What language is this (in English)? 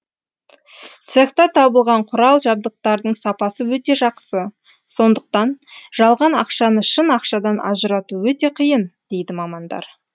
Kazakh